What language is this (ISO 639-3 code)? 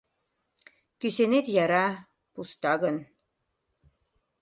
chm